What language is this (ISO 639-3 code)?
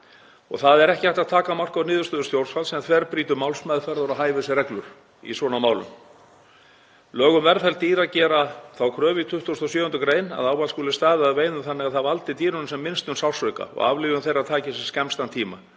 isl